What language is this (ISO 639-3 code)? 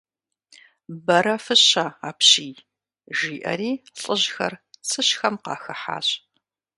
kbd